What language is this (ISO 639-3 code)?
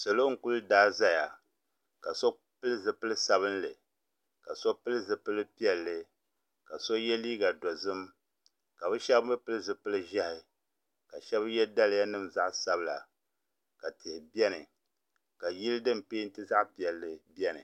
dag